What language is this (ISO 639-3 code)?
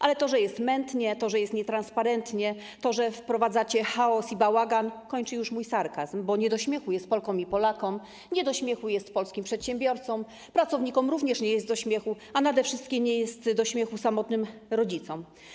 pol